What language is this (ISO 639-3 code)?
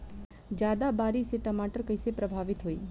bho